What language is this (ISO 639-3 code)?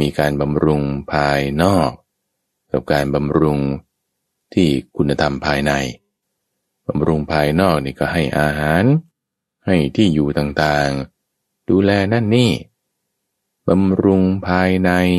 tha